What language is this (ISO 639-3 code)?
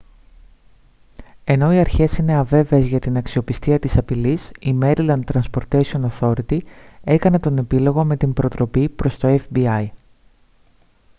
ell